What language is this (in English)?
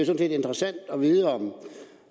Danish